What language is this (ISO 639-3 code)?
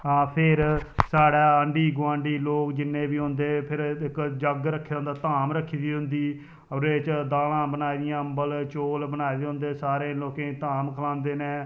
doi